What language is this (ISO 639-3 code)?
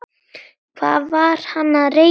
isl